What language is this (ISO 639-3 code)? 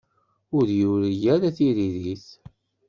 kab